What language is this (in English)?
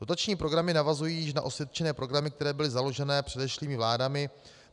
Czech